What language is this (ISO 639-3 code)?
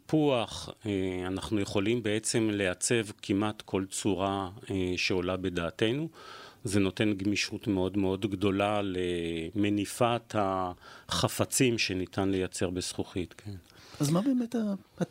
heb